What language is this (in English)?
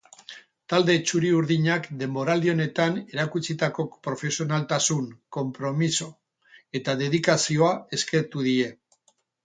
Basque